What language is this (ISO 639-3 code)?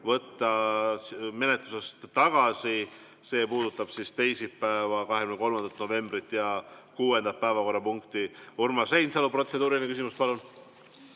est